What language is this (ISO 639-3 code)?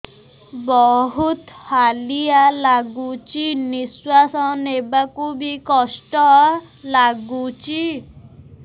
ori